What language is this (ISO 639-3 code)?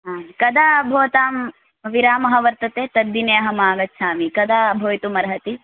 san